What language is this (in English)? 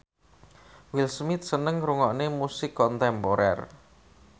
Javanese